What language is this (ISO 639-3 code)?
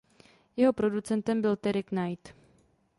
ces